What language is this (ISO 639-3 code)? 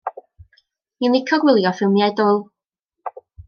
cym